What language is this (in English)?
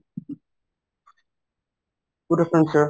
Assamese